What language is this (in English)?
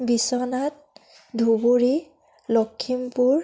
Assamese